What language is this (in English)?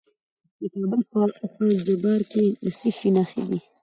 Pashto